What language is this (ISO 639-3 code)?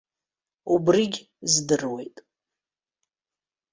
abk